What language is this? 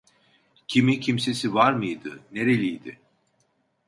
Turkish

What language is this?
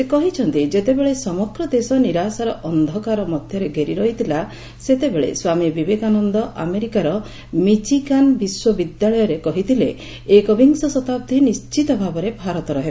Odia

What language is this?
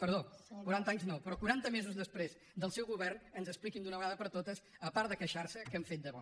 Catalan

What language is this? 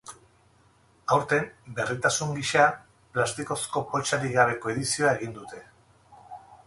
Basque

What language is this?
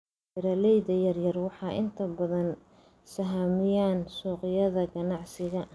Somali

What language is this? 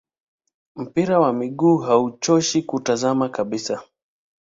Swahili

